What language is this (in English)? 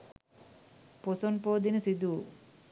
Sinhala